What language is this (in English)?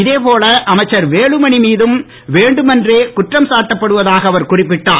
Tamil